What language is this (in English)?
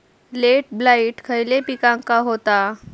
Marathi